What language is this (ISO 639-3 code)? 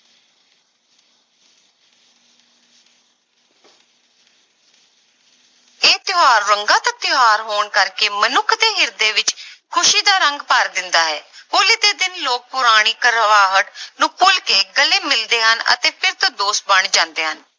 pan